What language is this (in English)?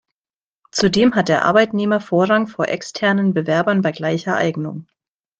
German